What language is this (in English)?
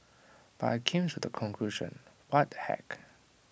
English